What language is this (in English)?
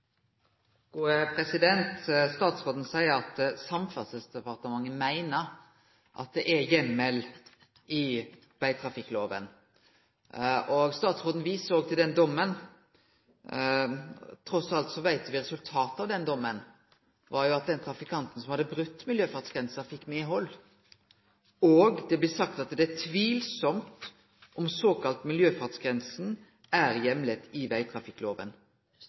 Norwegian Nynorsk